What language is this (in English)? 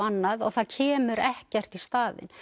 Icelandic